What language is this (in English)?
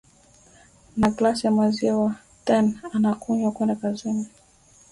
Swahili